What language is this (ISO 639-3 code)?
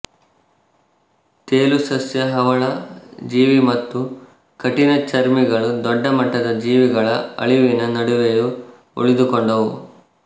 kan